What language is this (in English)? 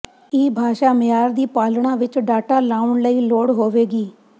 Punjabi